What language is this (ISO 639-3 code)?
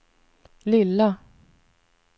swe